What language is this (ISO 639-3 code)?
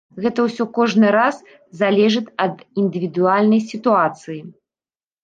bel